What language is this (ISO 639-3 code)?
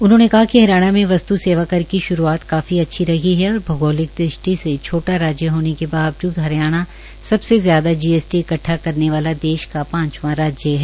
hin